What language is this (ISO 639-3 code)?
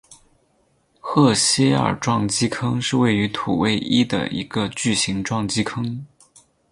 zho